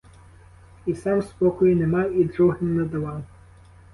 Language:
Ukrainian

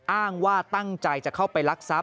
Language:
Thai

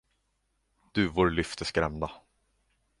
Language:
Swedish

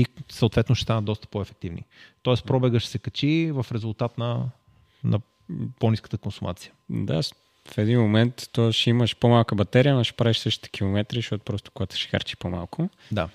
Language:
Bulgarian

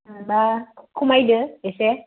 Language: Bodo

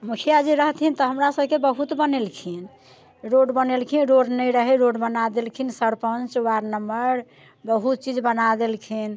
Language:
Maithili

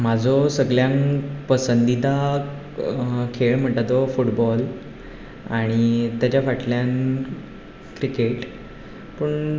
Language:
Konkani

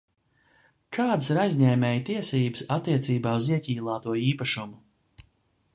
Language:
Latvian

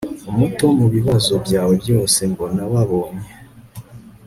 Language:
Kinyarwanda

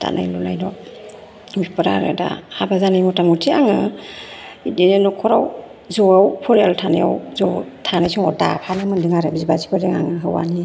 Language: Bodo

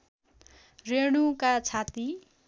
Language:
Nepali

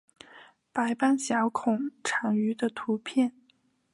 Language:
Chinese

